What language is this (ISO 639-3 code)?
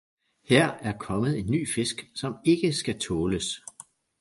dan